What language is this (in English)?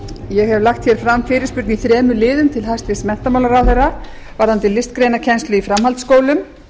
Icelandic